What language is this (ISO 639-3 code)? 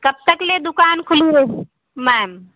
hin